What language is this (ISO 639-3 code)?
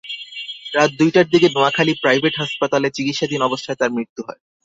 ben